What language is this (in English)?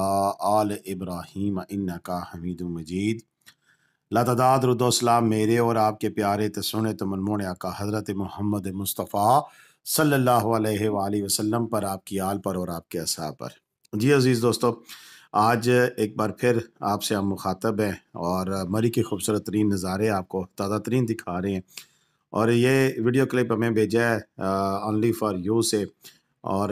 Hindi